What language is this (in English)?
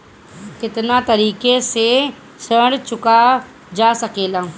Bhojpuri